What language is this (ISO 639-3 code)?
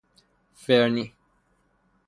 fas